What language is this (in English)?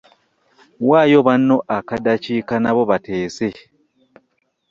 Ganda